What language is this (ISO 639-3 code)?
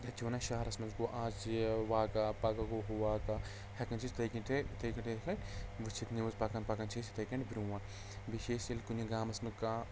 kas